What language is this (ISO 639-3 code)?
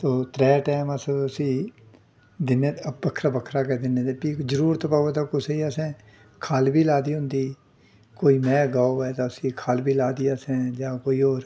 doi